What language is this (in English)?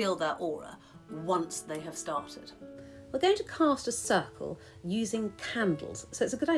English